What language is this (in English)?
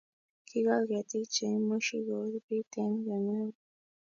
Kalenjin